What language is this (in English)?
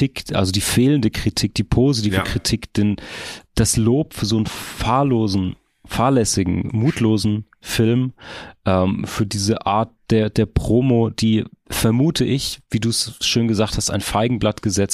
German